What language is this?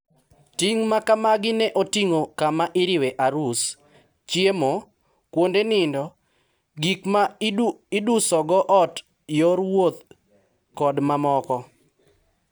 Luo (Kenya and Tanzania)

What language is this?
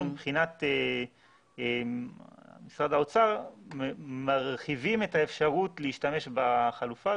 Hebrew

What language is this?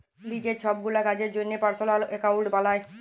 Bangla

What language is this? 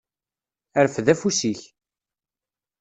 Kabyle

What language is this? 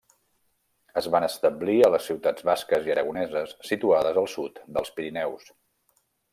Catalan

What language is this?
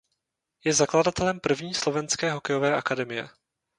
Czech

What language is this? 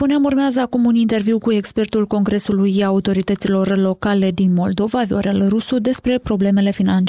Romanian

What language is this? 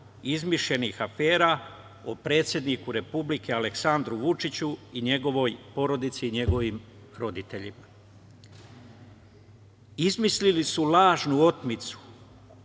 Serbian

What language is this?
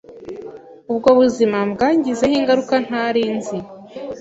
Kinyarwanda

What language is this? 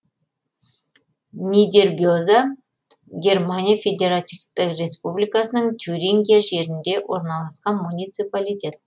Kazakh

